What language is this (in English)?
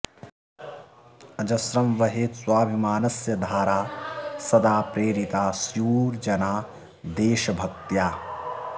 Sanskrit